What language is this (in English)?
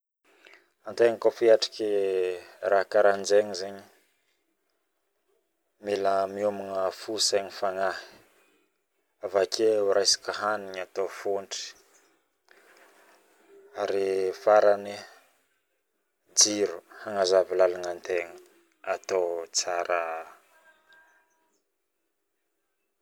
Northern Betsimisaraka Malagasy